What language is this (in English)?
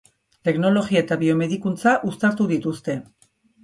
Basque